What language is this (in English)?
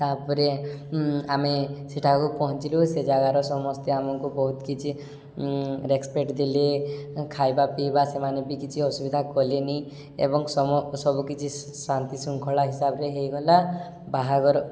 Odia